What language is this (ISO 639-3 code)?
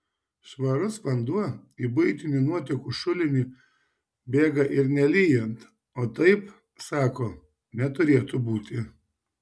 lit